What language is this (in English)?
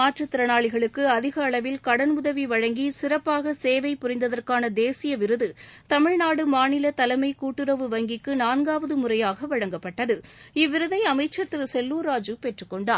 Tamil